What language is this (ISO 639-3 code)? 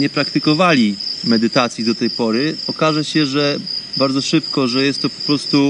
pol